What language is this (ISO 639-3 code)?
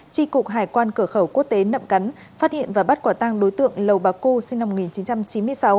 vie